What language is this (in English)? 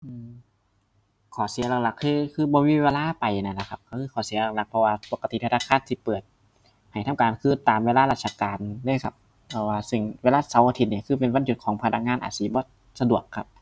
Thai